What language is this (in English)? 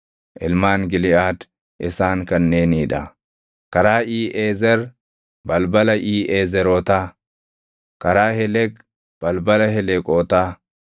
Oromo